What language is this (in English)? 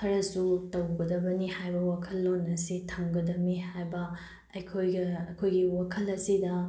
Manipuri